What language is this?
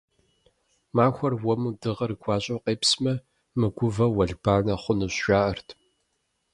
Kabardian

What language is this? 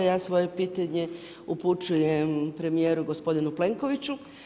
Croatian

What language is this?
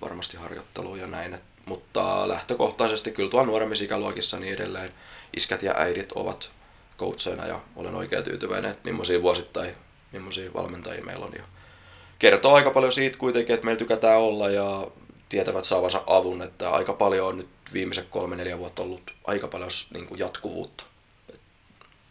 Finnish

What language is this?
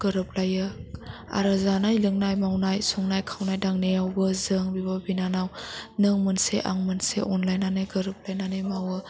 Bodo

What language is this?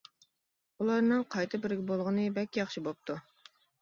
Uyghur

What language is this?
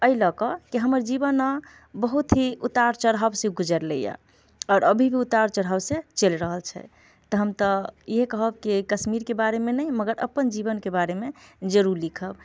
Maithili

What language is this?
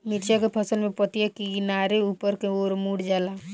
Bhojpuri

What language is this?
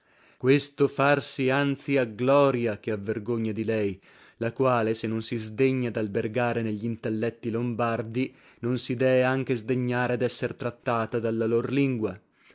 Italian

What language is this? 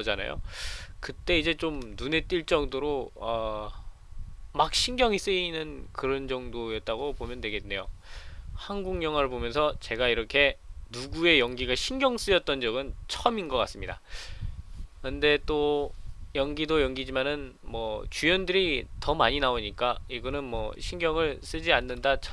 Korean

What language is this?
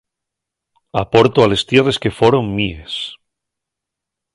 Asturian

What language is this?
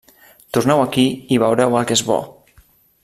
Catalan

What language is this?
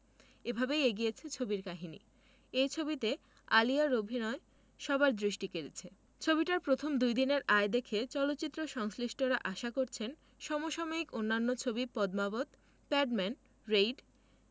Bangla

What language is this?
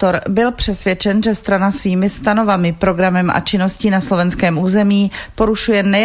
Czech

